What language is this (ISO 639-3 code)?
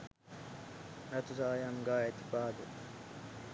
sin